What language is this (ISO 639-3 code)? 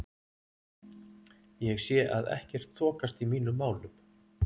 isl